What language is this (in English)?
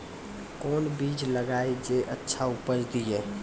Maithili